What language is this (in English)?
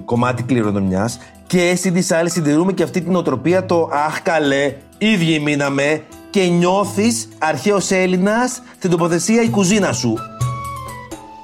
Greek